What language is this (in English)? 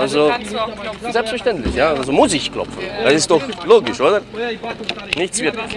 Romanian